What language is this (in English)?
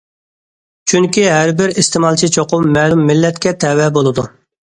Uyghur